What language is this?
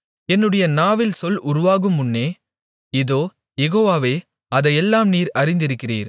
Tamil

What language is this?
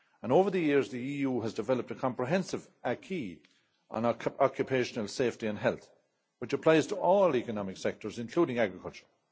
English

